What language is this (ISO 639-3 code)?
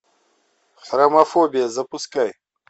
rus